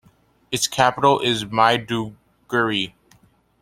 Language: English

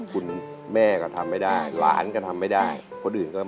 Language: Thai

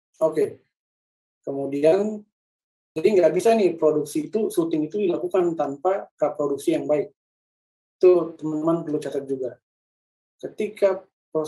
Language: Indonesian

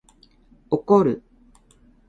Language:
Japanese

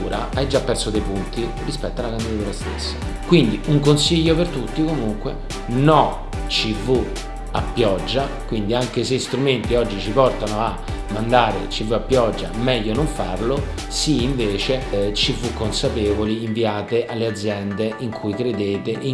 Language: Italian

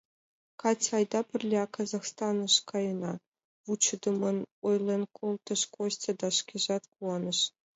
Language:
Mari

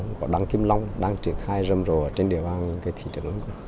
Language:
Vietnamese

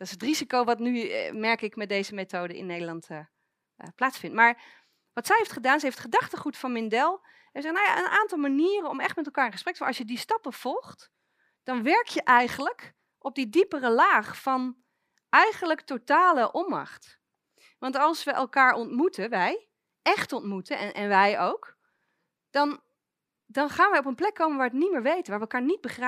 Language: Dutch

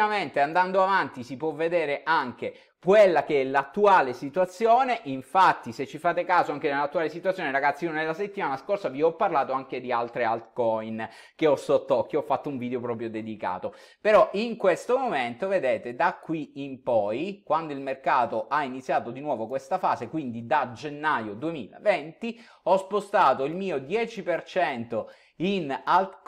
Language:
Italian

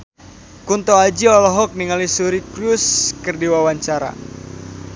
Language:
Sundanese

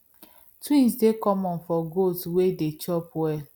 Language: Nigerian Pidgin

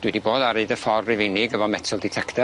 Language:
Welsh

